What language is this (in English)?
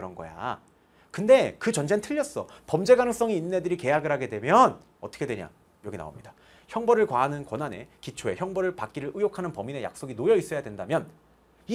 Korean